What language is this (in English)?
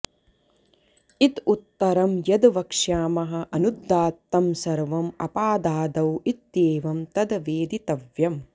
Sanskrit